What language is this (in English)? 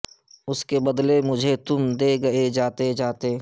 Urdu